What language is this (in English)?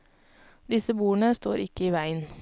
Norwegian